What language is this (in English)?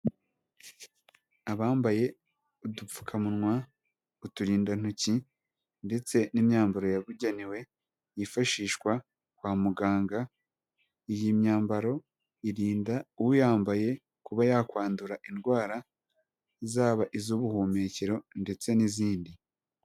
Kinyarwanda